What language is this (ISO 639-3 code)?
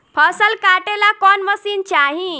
bho